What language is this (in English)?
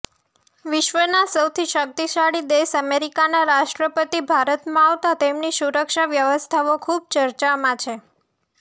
Gujarati